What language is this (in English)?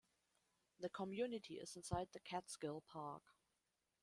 English